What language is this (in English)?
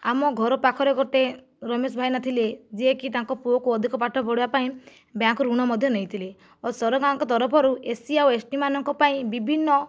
Odia